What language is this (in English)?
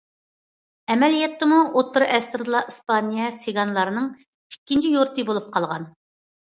Uyghur